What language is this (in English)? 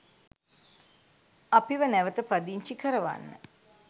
Sinhala